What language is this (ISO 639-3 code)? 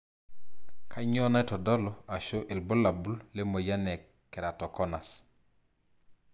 mas